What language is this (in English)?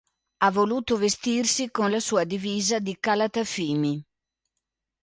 Italian